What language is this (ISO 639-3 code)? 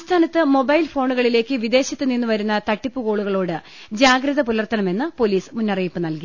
mal